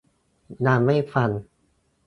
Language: Thai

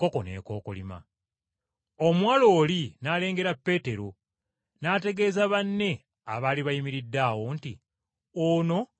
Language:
Ganda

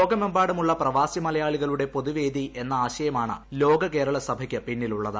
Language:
Malayalam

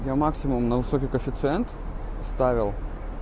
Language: Russian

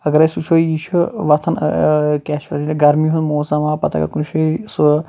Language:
Kashmiri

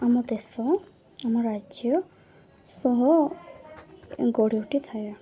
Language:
Odia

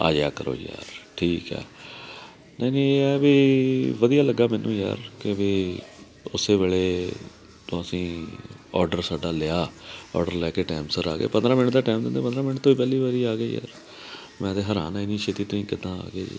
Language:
Punjabi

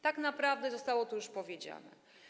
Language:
Polish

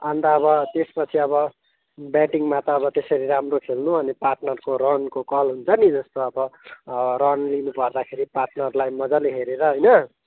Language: Nepali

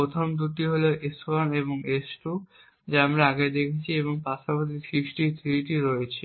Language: Bangla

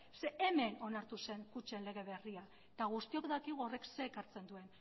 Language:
Basque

